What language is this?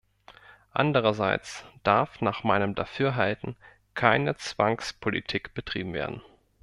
German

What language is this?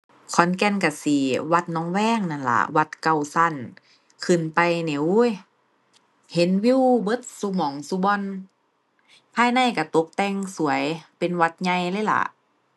Thai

